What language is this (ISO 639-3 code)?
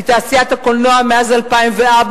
heb